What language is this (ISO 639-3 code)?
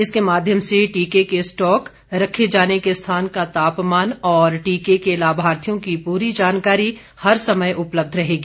hin